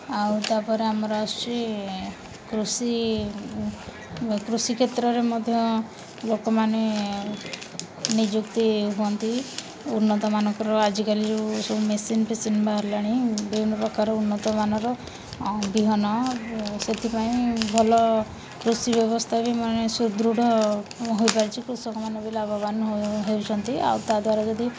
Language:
Odia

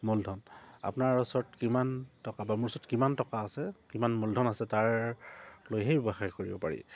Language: Assamese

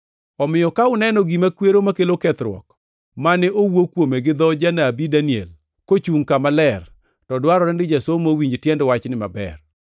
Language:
Luo (Kenya and Tanzania)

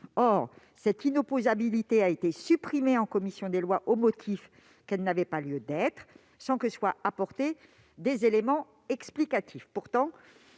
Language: French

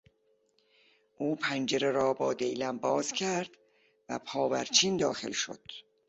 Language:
Persian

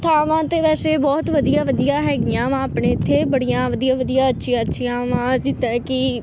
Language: Punjabi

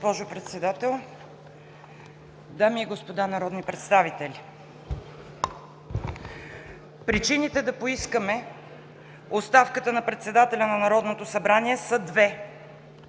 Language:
Bulgarian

